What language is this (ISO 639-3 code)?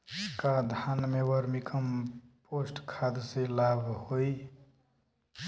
bho